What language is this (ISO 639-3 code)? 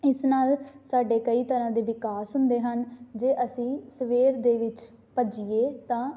pan